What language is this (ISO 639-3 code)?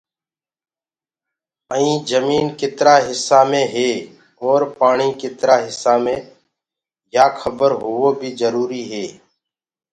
ggg